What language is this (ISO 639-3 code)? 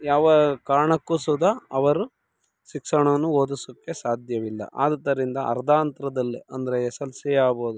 kan